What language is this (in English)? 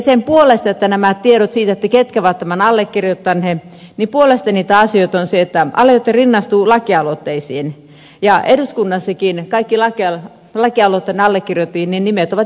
Finnish